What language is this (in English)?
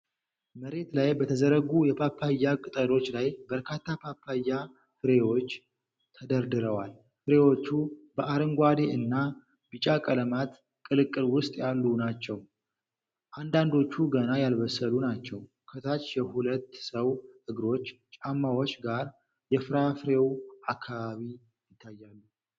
Amharic